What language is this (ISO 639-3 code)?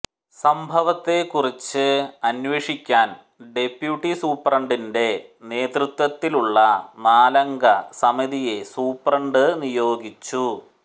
mal